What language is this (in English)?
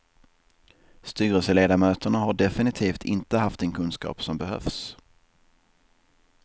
Swedish